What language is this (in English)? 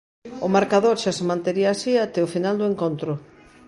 Galician